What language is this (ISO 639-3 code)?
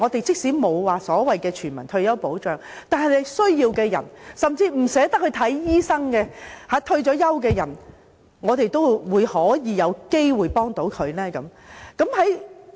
yue